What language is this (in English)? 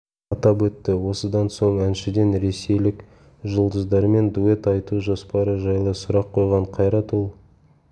Kazakh